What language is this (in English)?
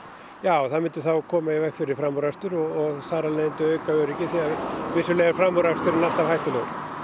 Icelandic